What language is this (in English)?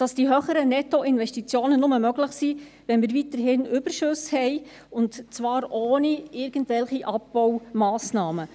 Swiss German